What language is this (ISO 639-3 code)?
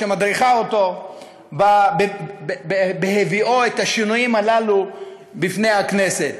heb